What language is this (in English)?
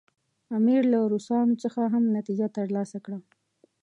Pashto